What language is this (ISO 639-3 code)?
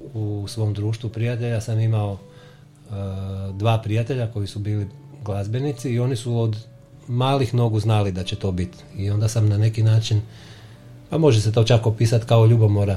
hrv